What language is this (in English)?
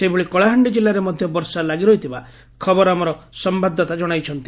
Odia